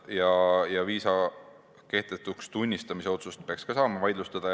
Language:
Estonian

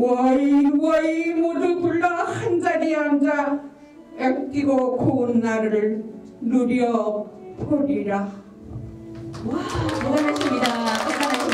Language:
Korean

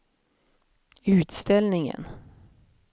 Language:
Swedish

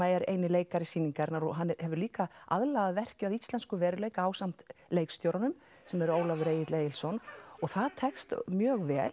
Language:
Icelandic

